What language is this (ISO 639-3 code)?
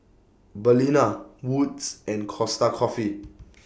eng